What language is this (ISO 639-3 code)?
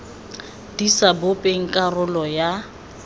tsn